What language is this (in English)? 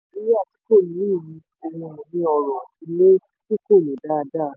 Yoruba